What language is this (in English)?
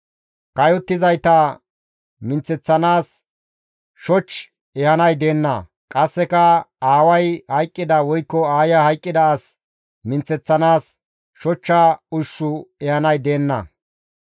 Gamo